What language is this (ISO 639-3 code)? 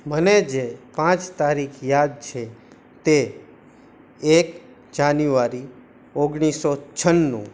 guj